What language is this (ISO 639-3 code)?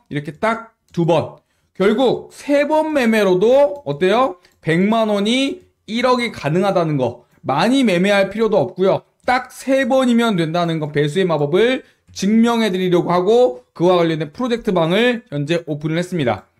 kor